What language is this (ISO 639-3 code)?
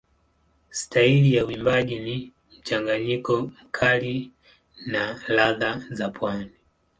swa